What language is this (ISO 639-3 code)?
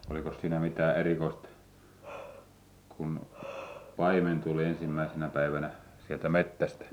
fin